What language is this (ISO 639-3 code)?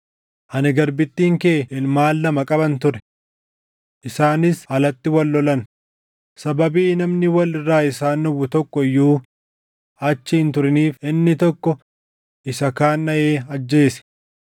orm